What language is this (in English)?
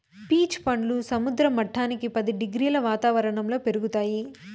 Telugu